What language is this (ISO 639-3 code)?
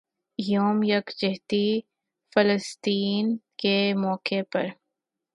urd